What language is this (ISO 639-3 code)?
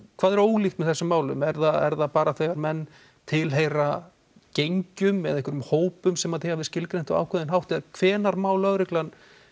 isl